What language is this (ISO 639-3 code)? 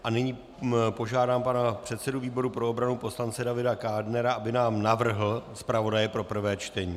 ces